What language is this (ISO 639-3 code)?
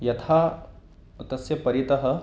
san